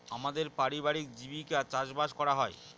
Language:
Bangla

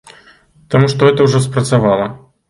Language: Belarusian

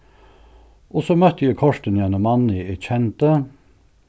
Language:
Faroese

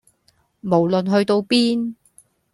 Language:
Cantonese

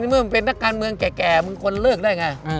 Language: Thai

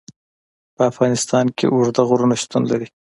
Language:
Pashto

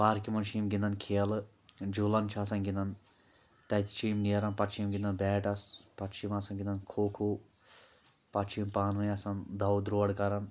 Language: Kashmiri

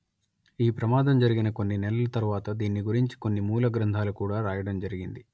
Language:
Telugu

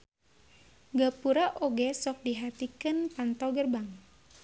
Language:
Sundanese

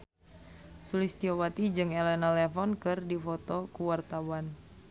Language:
Sundanese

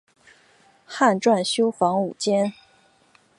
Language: Chinese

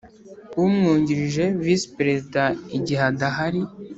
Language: Kinyarwanda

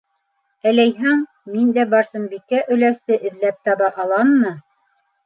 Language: Bashkir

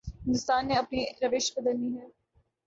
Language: Urdu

